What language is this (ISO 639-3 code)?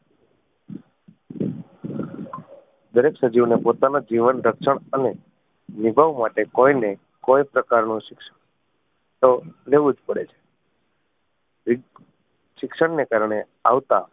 guj